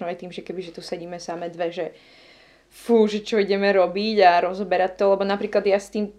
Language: Slovak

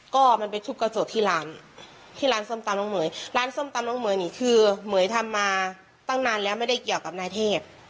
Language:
Thai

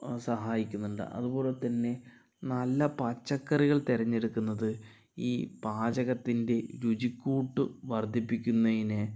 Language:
Malayalam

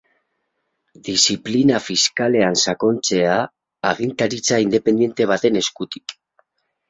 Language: Basque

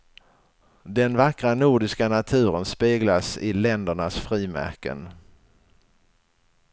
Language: Swedish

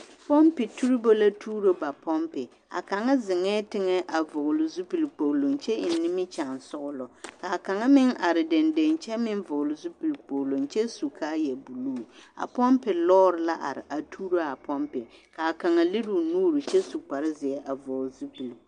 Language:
Southern Dagaare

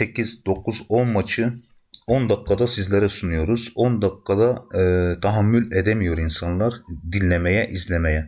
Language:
Turkish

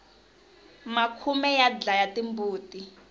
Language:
Tsonga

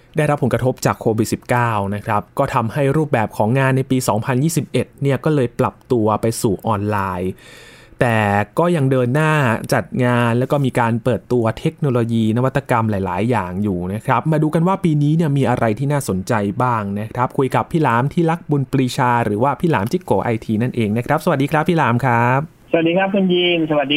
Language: Thai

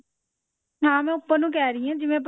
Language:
Punjabi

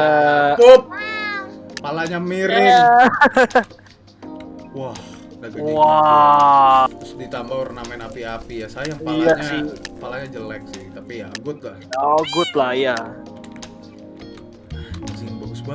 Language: Indonesian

